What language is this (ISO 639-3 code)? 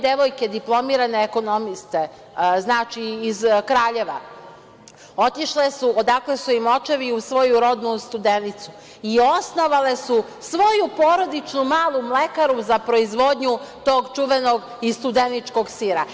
srp